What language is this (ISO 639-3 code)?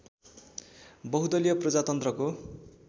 nep